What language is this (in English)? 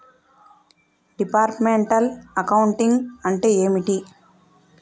Telugu